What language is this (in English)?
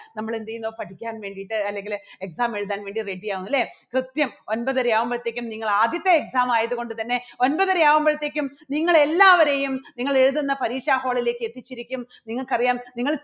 Malayalam